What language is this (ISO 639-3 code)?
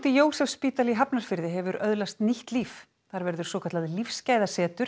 isl